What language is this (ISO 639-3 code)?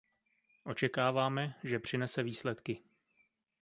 ces